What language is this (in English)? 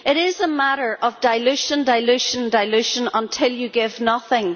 English